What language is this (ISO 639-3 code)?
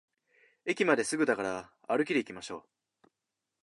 jpn